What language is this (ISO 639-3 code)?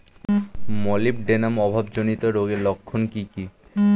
ben